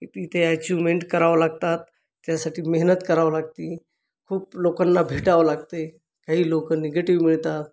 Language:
Marathi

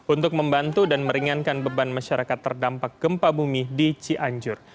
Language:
Indonesian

